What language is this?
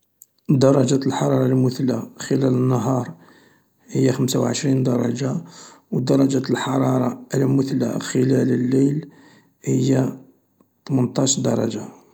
Algerian Arabic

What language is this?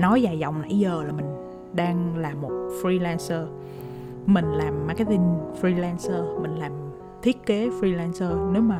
Vietnamese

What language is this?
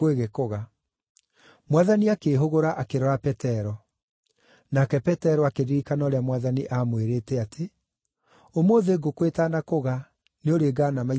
Kikuyu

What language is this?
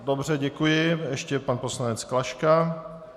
Czech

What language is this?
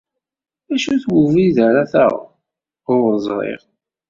Kabyle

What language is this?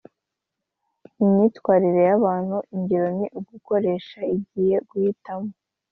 Kinyarwanda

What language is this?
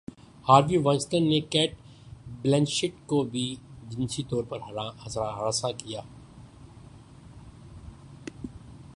Urdu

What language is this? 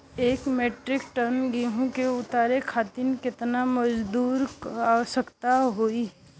Bhojpuri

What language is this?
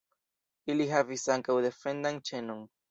Esperanto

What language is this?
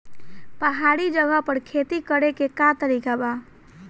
Bhojpuri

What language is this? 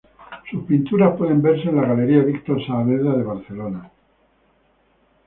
Spanish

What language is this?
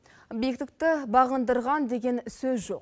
Kazakh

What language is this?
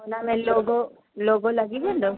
Sindhi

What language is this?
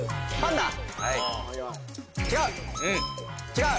Japanese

